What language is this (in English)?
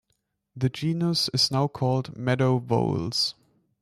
English